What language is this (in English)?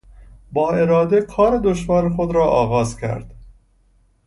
Persian